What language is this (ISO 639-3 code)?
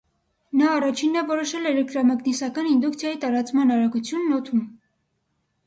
hye